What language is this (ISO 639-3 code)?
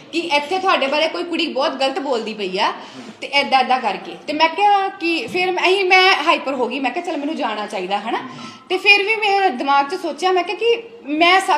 pan